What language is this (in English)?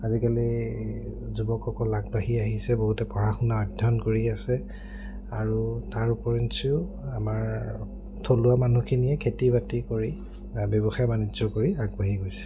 Assamese